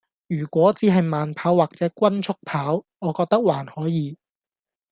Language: Cantonese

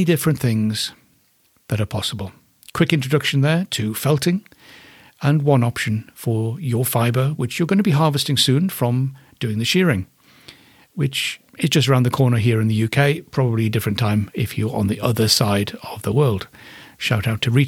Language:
English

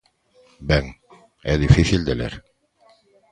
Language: Galician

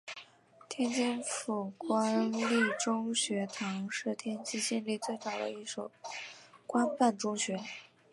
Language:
Chinese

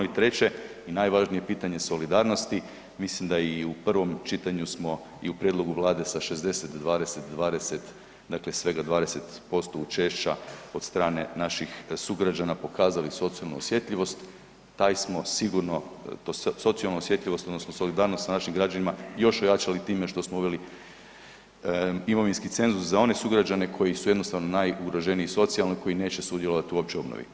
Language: Croatian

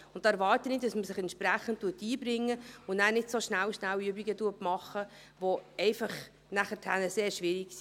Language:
Swiss German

